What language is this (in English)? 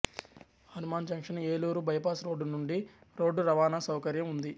Telugu